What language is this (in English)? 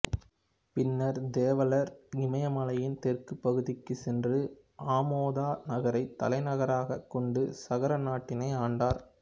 Tamil